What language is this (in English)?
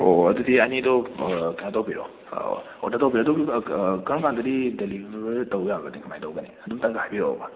Manipuri